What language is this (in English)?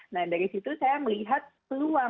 Indonesian